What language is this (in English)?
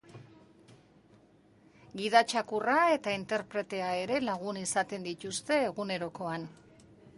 Basque